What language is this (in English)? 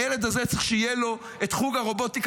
Hebrew